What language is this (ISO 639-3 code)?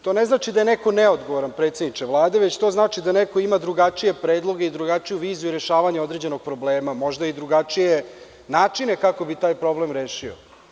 srp